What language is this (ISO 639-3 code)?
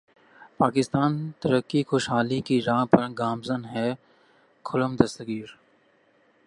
urd